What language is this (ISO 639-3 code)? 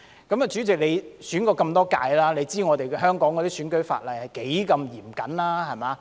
yue